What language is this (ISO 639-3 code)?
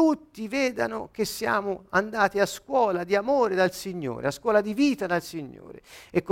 ita